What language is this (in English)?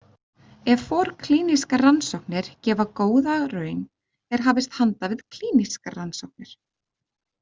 Icelandic